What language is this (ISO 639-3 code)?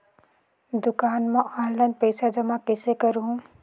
hne